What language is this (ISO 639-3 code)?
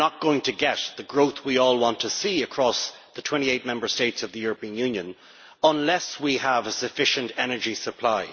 eng